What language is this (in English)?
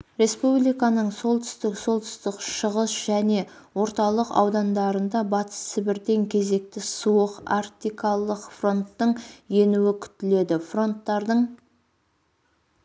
Kazakh